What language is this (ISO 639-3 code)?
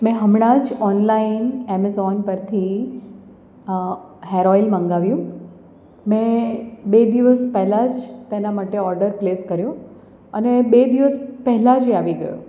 guj